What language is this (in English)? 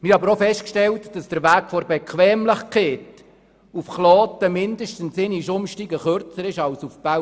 Swiss German